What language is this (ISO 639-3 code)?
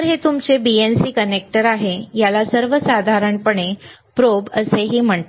mar